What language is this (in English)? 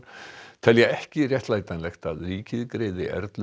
Icelandic